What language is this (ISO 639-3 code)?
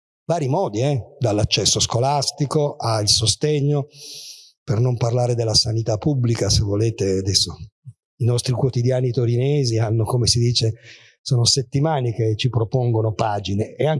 ita